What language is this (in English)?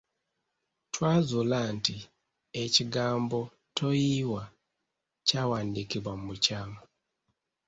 Ganda